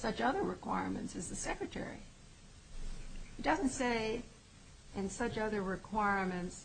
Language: English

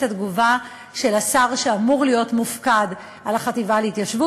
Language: Hebrew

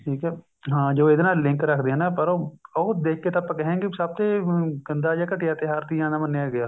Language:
Punjabi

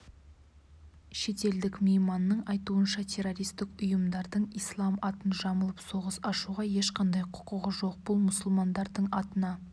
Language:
Kazakh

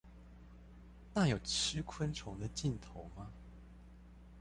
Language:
Chinese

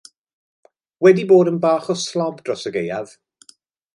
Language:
Welsh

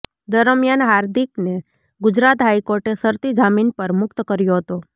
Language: Gujarati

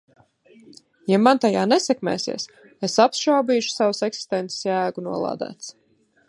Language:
Latvian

